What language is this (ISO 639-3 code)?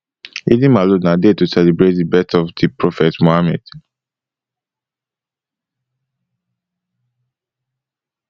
pcm